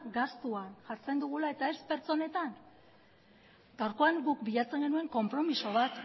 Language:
Basque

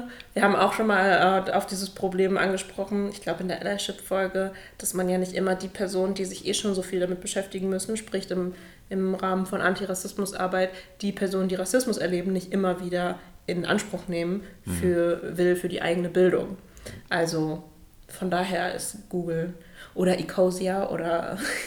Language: German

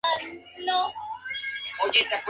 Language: Spanish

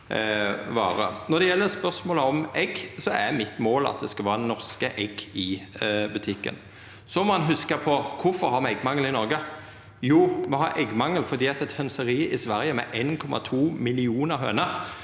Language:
Norwegian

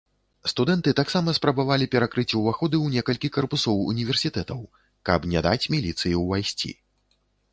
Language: Belarusian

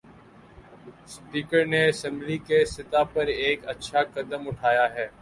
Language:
Urdu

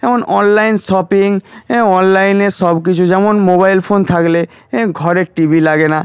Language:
Bangla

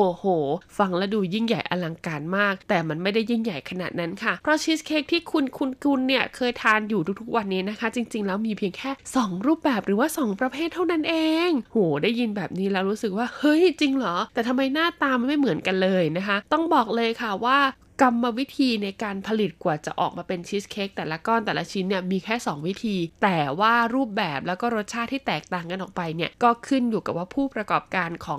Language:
Thai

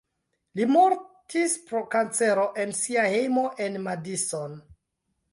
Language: Esperanto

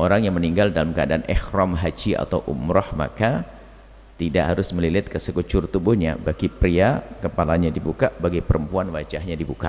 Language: Indonesian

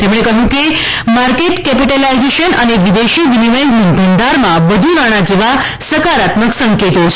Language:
Gujarati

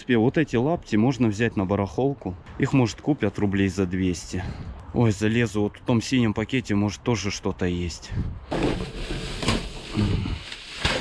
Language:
Russian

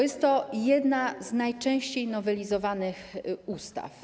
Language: Polish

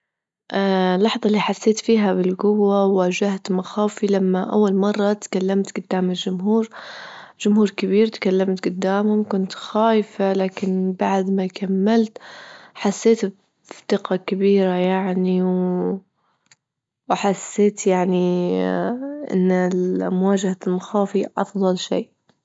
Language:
Libyan Arabic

